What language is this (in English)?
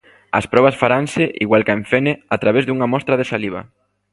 Galician